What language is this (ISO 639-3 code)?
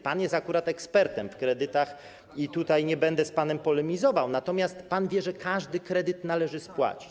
pol